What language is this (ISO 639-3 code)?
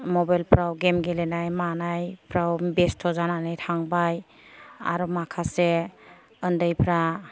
brx